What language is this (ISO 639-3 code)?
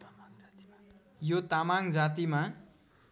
nep